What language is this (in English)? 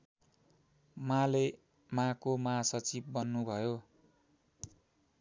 Nepali